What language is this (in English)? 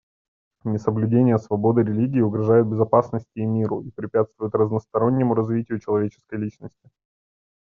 Russian